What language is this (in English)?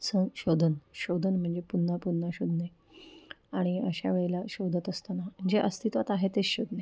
Marathi